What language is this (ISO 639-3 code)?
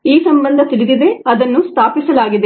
kan